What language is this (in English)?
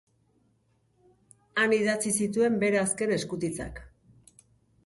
Basque